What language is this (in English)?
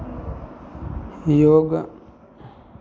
Maithili